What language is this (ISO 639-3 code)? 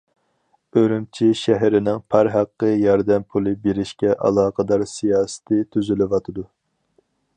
uig